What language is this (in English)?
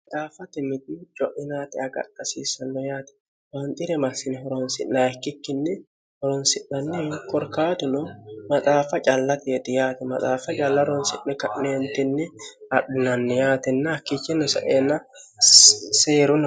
Sidamo